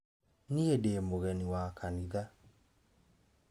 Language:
Kikuyu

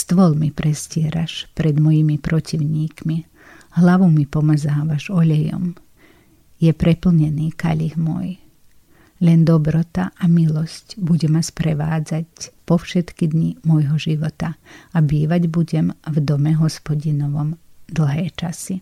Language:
Slovak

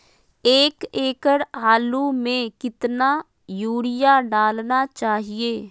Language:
Magahi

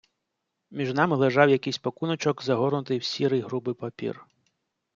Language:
Ukrainian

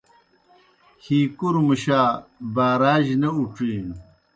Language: Kohistani Shina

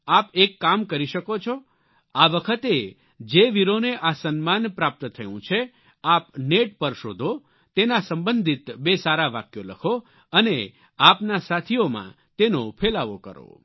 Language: Gujarati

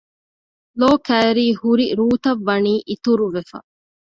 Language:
Divehi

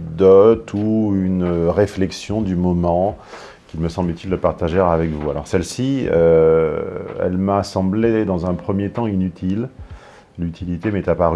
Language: French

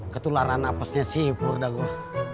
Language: Indonesian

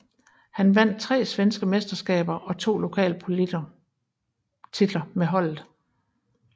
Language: Danish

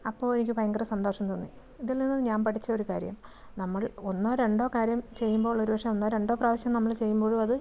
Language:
Malayalam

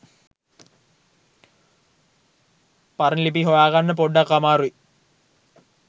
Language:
Sinhala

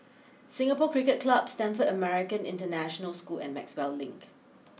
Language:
English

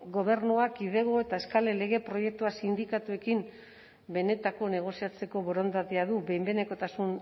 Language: Basque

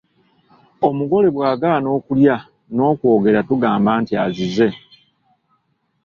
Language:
Ganda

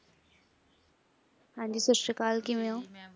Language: Punjabi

